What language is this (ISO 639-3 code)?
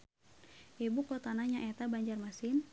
sun